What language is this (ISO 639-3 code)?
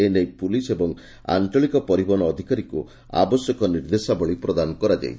ori